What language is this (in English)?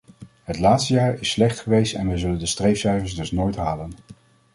Dutch